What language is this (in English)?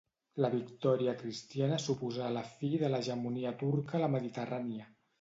Catalan